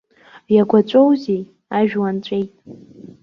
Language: Abkhazian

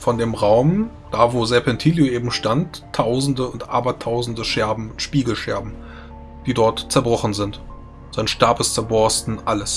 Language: German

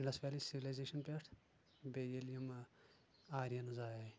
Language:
Kashmiri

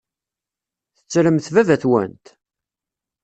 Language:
Kabyle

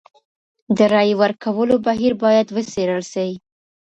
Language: Pashto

